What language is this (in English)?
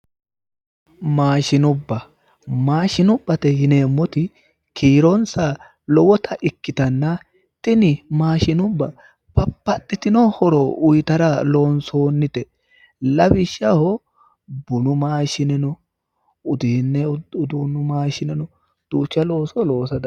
Sidamo